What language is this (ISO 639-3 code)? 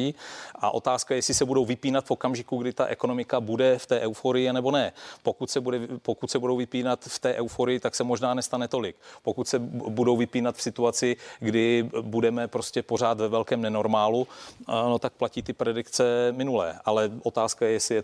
ces